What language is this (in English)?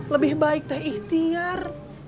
Indonesian